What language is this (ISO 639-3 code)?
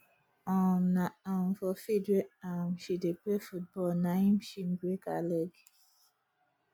pcm